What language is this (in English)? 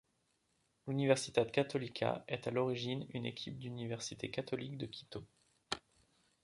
French